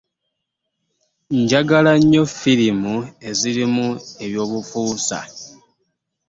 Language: Ganda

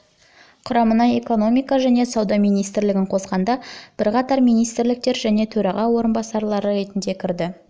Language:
Kazakh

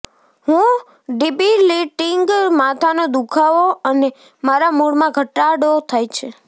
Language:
Gujarati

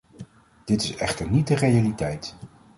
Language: Dutch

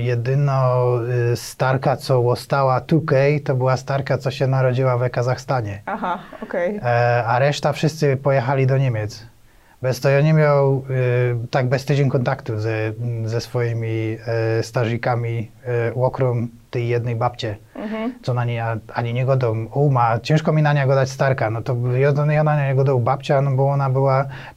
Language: Polish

